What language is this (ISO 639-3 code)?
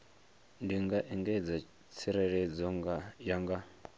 ven